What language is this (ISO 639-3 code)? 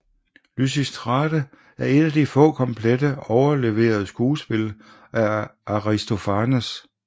dan